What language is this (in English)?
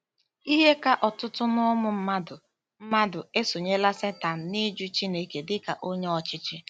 Igbo